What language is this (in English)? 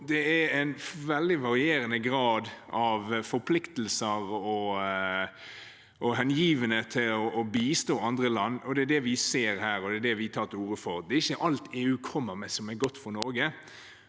Norwegian